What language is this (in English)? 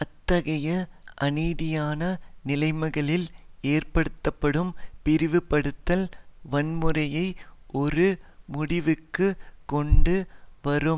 Tamil